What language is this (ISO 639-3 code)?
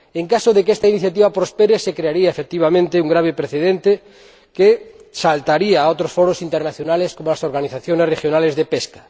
spa